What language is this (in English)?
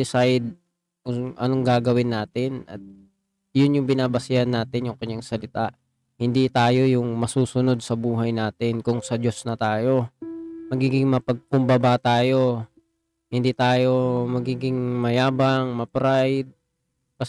Filipino